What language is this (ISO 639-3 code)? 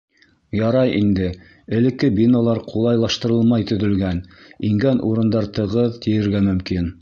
bak